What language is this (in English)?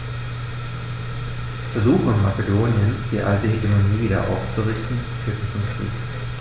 German